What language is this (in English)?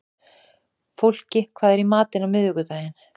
Icelandic